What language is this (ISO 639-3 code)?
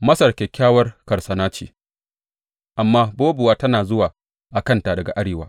hau